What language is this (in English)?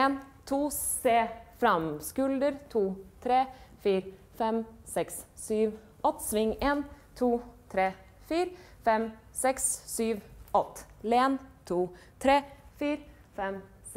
Norwegian